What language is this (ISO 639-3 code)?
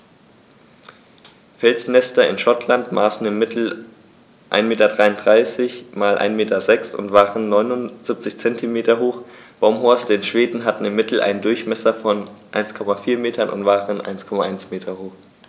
deu